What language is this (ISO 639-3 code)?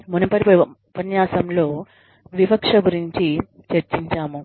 tel